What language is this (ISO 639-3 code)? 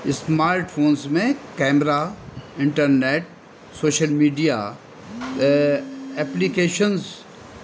urd